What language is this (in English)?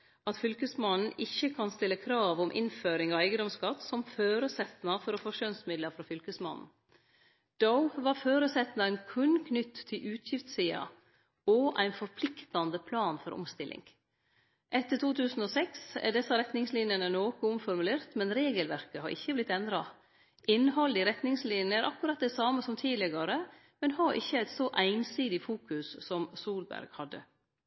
Norwegian Nynorsk